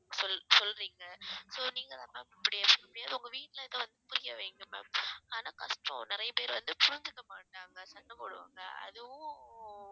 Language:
Tamil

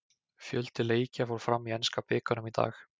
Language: Icelandic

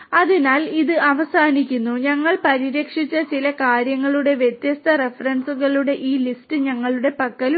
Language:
Malayalam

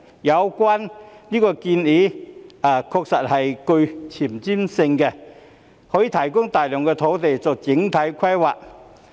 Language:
Cantonese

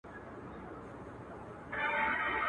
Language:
Pashto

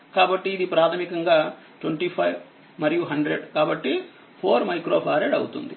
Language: Telugu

